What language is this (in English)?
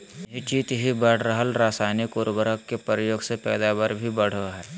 Magahi